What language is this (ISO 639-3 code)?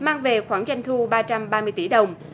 vie